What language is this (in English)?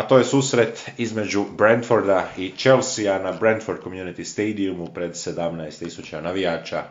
Croatian